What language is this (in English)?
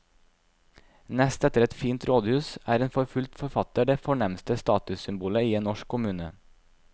Norwegian